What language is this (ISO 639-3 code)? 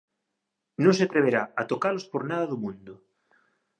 glg